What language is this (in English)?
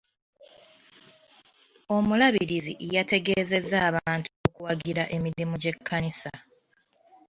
Ganda